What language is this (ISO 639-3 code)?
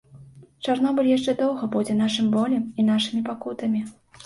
bel